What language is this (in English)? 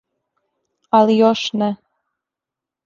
Serbian